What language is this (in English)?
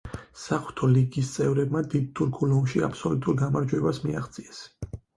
Georgian